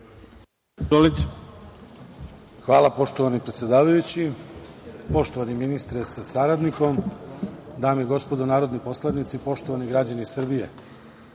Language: Serbian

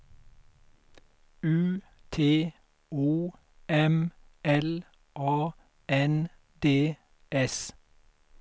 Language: Swedish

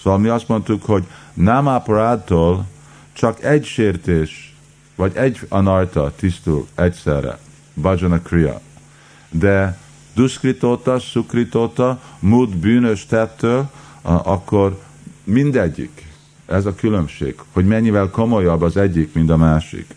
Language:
Hungarian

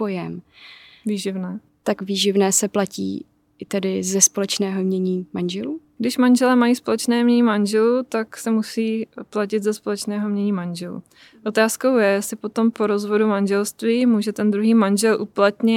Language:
Czech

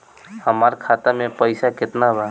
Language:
Bhojpuri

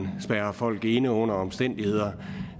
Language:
Danish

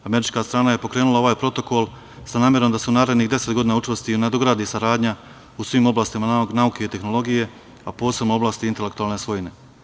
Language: Serbian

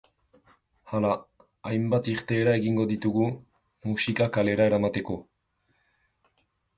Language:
Basque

